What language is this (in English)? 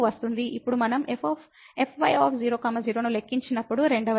Telugu